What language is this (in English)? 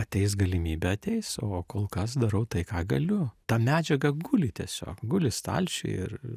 Lithuanian